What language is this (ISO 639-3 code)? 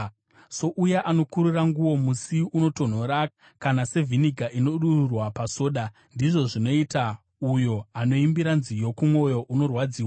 sna